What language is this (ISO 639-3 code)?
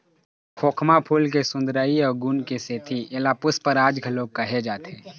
hne